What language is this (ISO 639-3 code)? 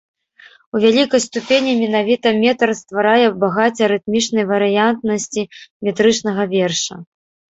bel